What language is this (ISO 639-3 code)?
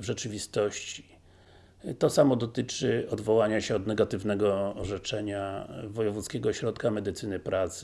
pol